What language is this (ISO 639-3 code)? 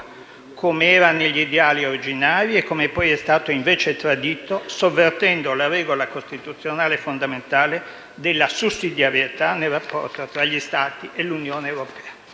ita